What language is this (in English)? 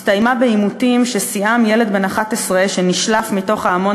Hebrew